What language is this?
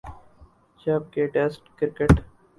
Urdu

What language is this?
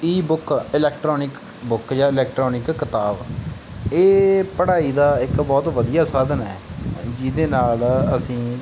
Punjabi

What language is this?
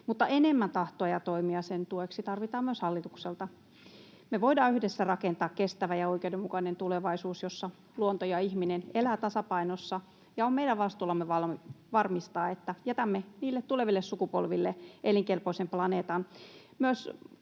Finnish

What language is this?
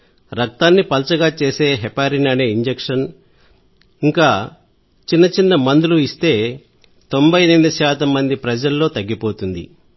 Telugu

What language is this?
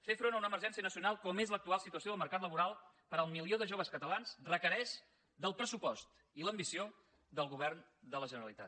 Catalan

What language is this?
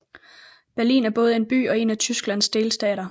Danish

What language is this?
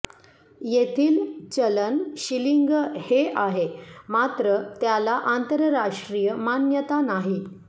Marathi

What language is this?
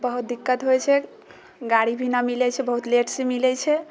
Maithili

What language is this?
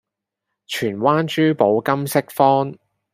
Cantonese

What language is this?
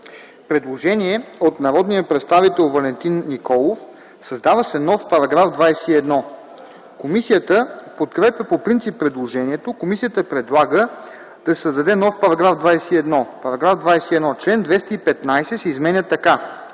Bulgarian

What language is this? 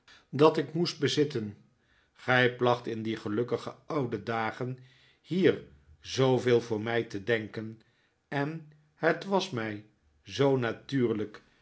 Dutch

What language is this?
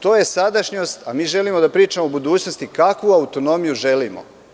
Serbian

